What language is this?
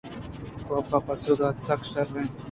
Eastern Balochi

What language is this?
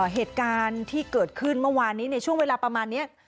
Thai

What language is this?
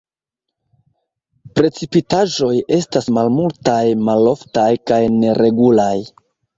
Esperanto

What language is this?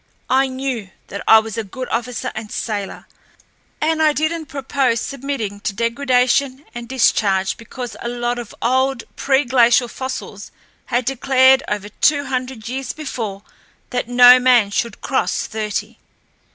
English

